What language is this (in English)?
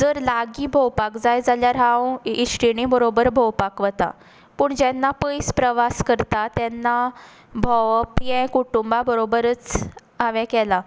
Konkani